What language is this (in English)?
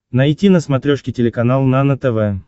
Russian